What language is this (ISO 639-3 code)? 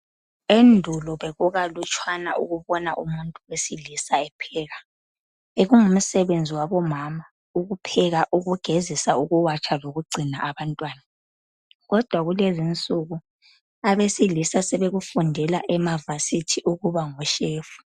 nde